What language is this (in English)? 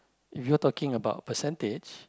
English